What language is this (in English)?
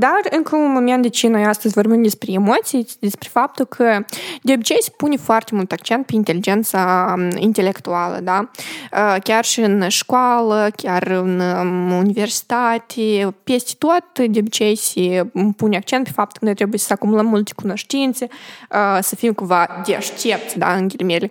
Romanian